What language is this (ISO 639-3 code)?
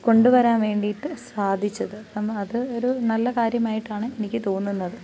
mal